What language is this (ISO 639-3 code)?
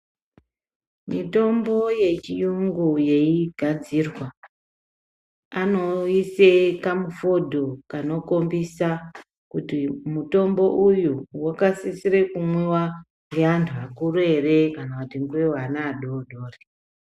ndc